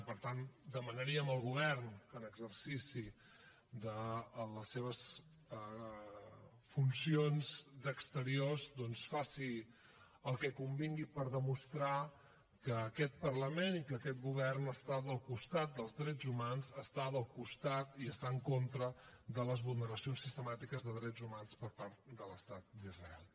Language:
Catalan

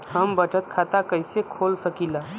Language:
Bhojpuri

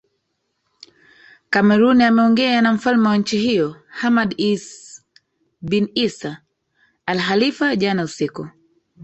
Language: Swahili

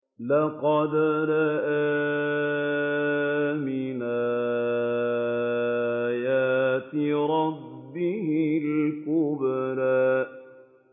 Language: Arabic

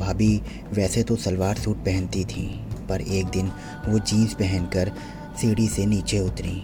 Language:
Hindi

